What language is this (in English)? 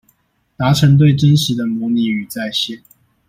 Chinese